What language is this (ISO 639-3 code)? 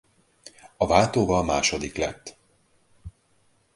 hun